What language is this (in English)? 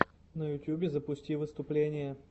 Russian